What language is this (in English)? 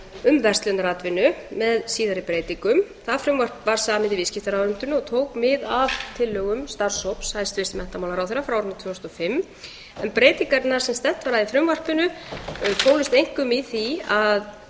Icelandic